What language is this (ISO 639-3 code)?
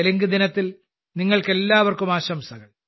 mal